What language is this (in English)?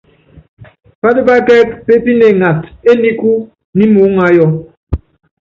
Yangben